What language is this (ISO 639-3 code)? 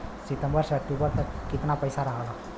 bho